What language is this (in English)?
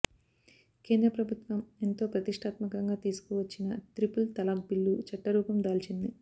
Telugu